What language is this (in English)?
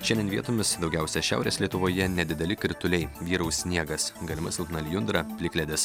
Lithuanian